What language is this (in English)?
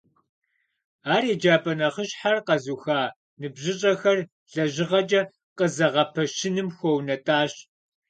Kabardian